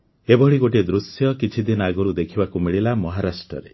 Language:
Odia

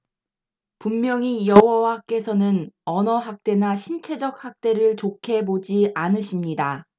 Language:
Korean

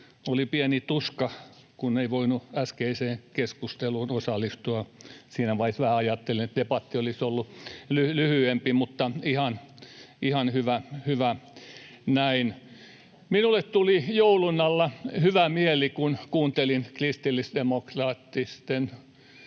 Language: Finnish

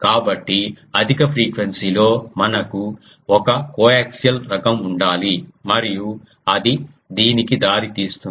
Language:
Telugu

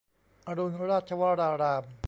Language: Thai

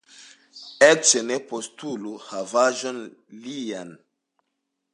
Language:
Esperanto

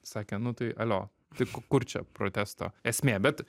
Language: Lithuanian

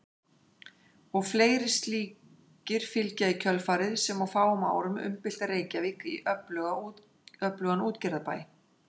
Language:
Icelandic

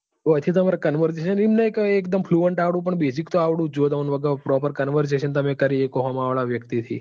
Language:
Gujarati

